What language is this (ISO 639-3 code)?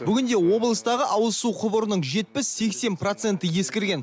kaz